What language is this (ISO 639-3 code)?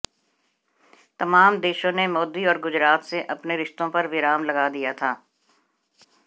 hin